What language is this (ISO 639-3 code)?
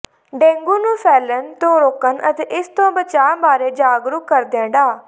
pan